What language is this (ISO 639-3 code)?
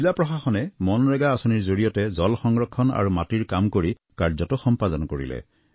asm